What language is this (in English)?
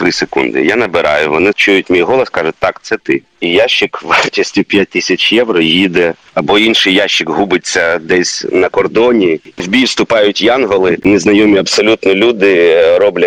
Ukrainian